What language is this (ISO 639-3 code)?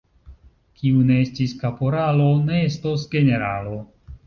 epo